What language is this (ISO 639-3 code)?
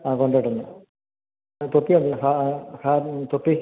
mal